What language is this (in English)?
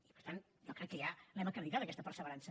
Catalan